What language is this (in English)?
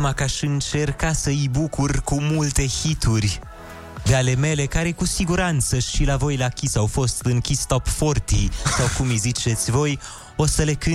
Romanian